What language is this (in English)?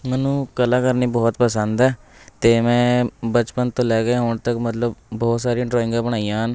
Punjabi